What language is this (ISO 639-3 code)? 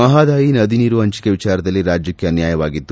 kan